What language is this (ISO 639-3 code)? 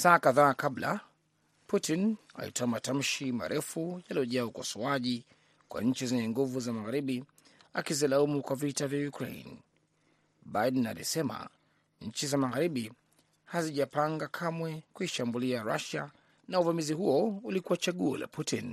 swa